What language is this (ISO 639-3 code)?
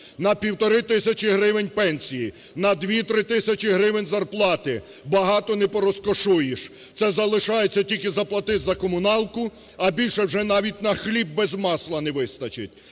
ukr